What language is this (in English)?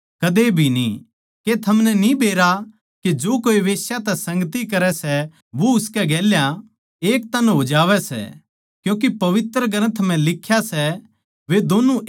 Haryanvi